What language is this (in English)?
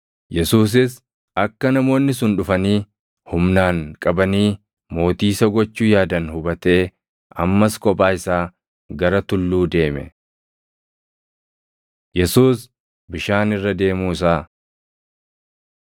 Oromo